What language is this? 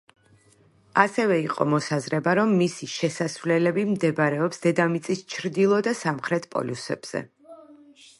Georgian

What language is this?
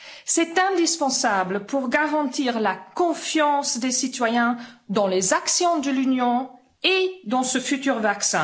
French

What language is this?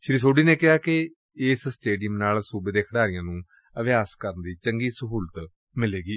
Punjabi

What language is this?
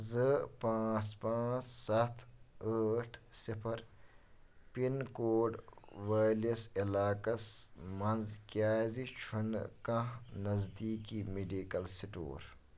Kashmiri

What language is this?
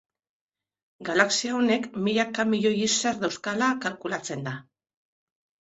Basque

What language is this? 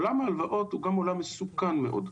Hebrew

